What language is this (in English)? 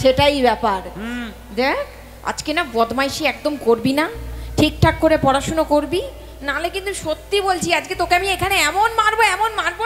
Bangla